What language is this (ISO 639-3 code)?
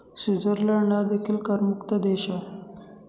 mar